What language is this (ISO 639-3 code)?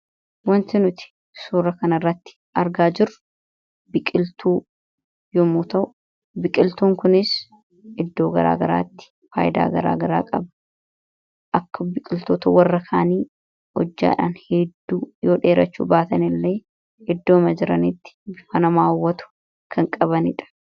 orm